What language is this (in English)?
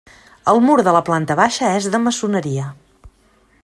Catalan